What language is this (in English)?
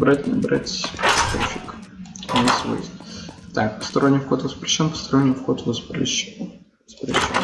Russian